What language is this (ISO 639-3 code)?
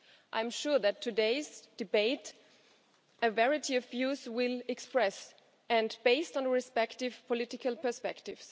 eng